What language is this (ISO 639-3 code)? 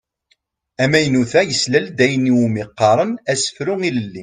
kab